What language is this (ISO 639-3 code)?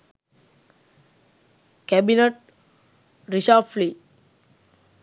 sin